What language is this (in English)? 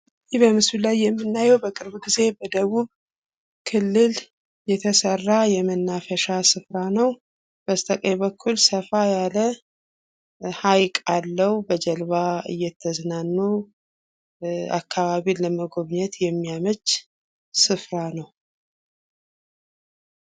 Amharic